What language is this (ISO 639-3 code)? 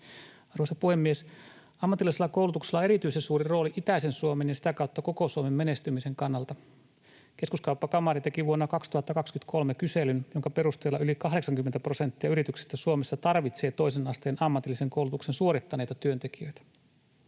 fin